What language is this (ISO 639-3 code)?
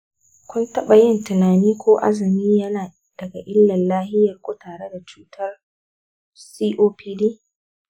hau